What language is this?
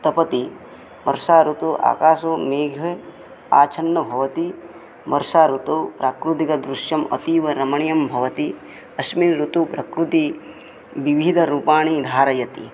Sanskrit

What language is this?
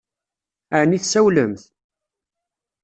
Kabyle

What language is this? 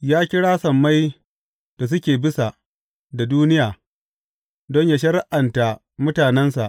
Hausa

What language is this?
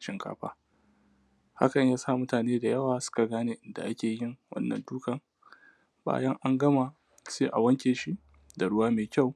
Hausa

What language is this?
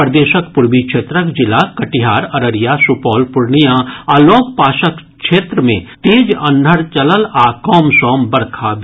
Maithili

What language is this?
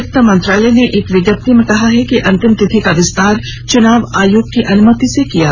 Hindi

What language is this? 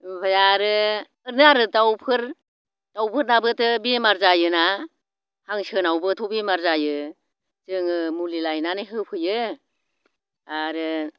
Bodo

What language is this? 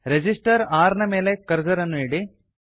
Kannada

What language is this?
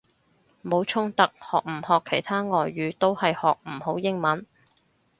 Cantonese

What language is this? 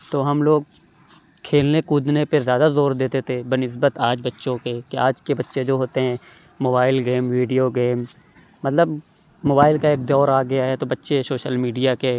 Urdu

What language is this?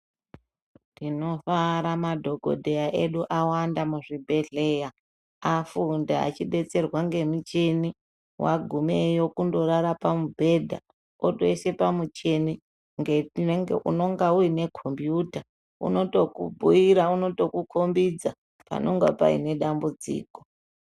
Ndau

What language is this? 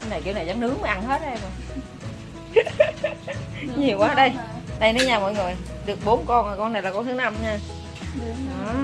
Vietnamese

